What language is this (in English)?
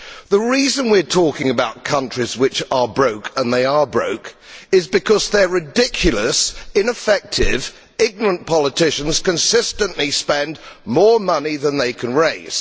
English